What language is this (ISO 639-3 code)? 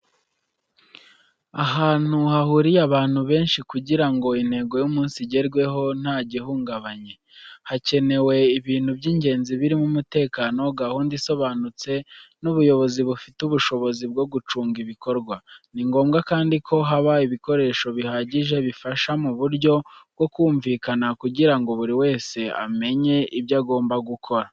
kin